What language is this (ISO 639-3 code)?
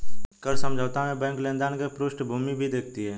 hin